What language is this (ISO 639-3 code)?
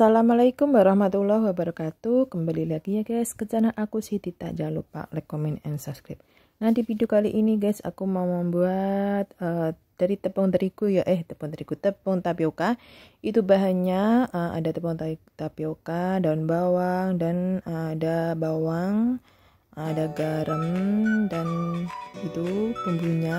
ind